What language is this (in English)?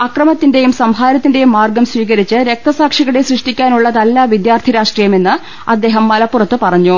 Malayalam